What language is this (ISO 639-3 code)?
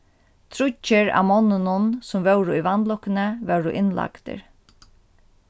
fao